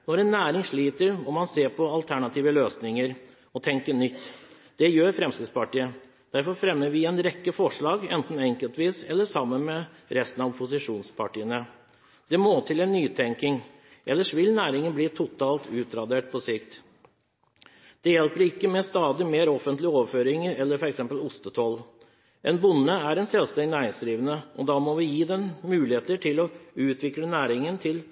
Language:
Norwegian Bokmål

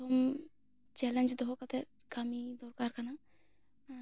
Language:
Santali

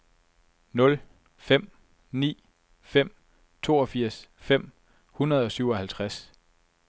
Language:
Danish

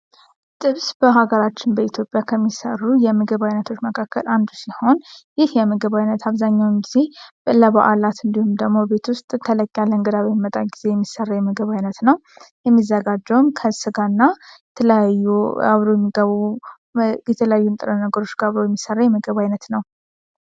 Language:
Amharic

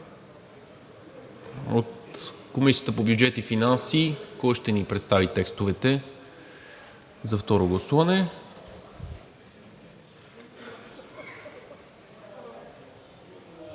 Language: Bulgarian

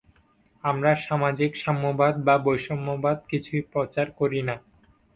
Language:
Bangla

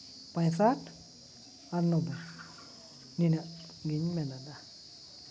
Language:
Santali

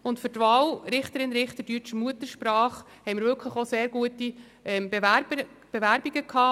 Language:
Swiss German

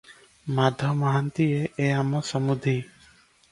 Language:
Odia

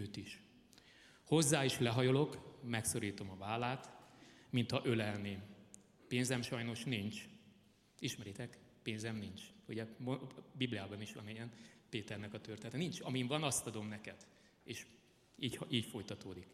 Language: Hungarian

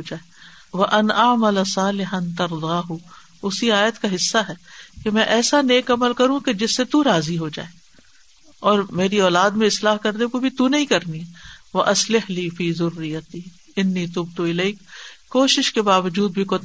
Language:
Urdu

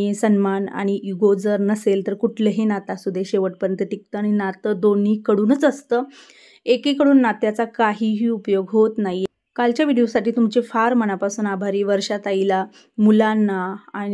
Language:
Marathi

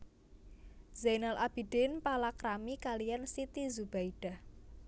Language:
Javanese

